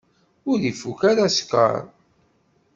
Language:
Kabyle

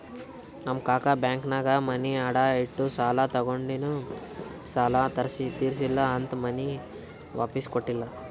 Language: Kannada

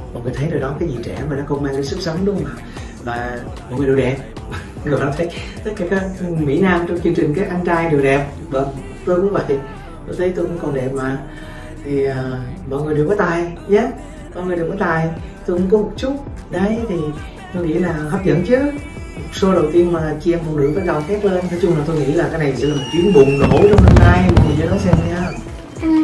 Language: Vietnamese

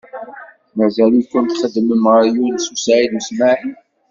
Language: Kabyle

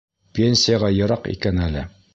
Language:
Bashkir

